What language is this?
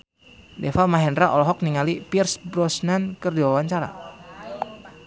Sundanese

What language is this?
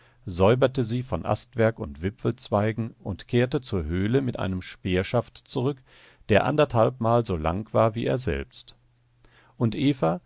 German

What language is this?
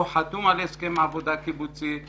Hebrew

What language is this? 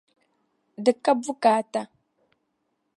Dagbani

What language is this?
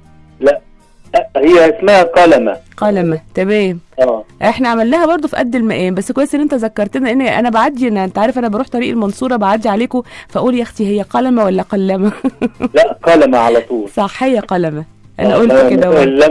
Arabic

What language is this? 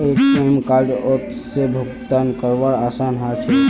Magahi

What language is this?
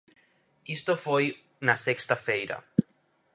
Galician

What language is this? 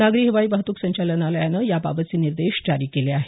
Marathi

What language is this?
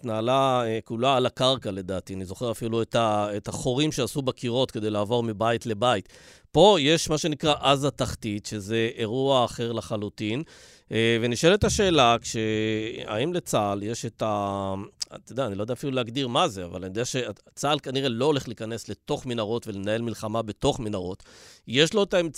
Hebrew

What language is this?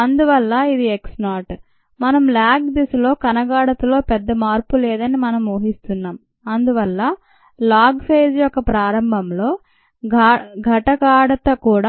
Telugu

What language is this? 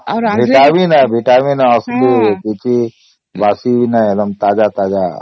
Odia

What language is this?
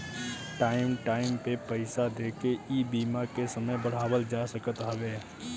Bhojpuri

